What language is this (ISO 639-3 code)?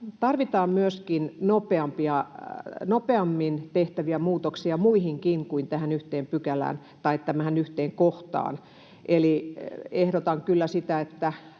fin